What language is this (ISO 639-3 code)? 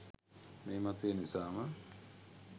sin